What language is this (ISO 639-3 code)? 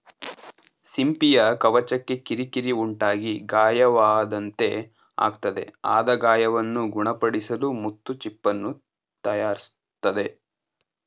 kan